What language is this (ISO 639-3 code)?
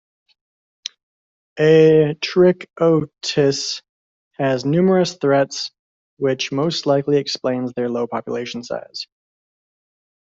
eng